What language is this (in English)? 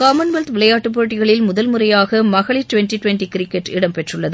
Tamil